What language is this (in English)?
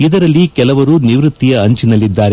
Kannada